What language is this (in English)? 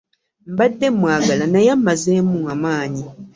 Ganda